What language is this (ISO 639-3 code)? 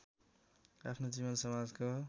nep